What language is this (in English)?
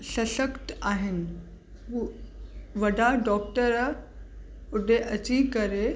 Sindhi